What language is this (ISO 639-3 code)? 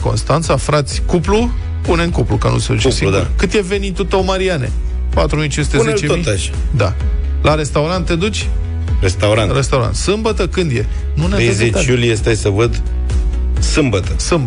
ron